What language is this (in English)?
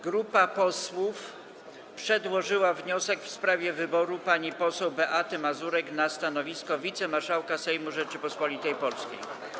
Polish